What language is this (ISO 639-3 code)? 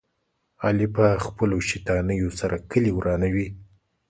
pus